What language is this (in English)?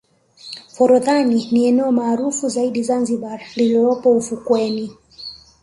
Swahili